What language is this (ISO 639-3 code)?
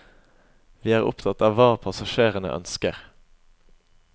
nor